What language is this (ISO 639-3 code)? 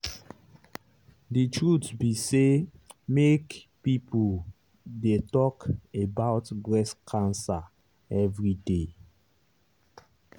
pcm